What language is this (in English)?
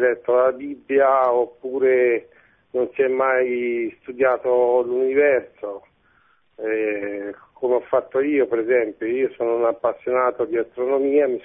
Italian